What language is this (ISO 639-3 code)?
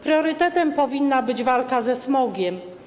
pol